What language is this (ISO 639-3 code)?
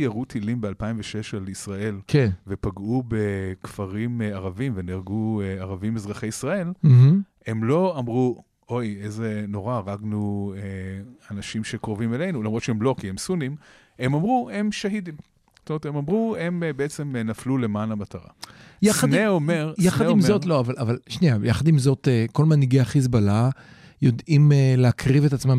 heb